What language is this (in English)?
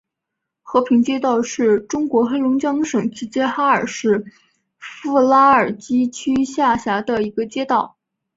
Chinese